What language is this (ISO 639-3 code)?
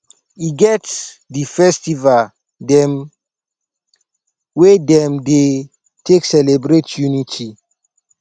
pcm